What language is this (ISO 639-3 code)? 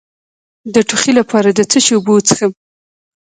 pus